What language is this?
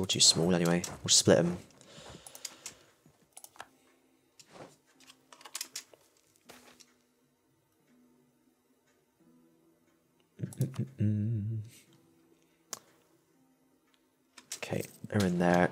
English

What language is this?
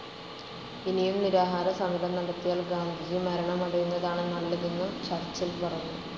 Malayalam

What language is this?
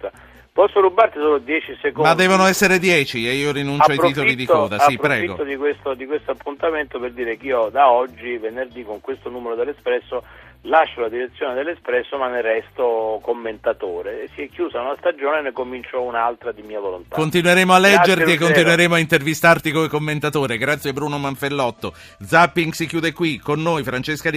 Italian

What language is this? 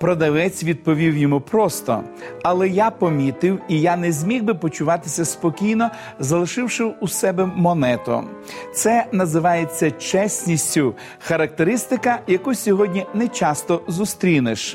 Ukrainian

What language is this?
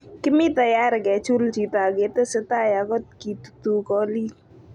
Kalenjin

